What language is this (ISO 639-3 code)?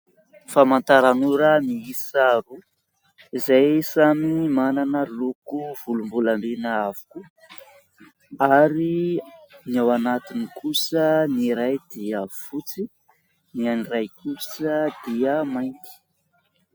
mlg